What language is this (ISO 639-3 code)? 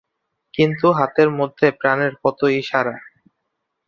ben